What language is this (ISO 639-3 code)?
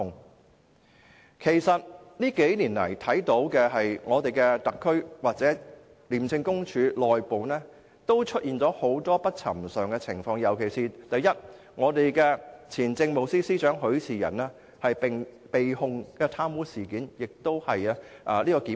yue